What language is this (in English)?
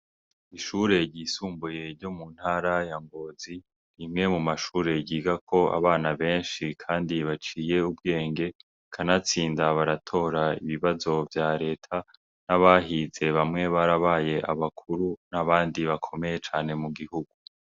Rundi